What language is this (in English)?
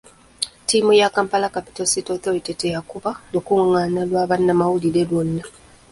Ganda